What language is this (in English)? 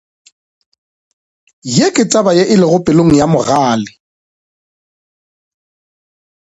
Northern Sotho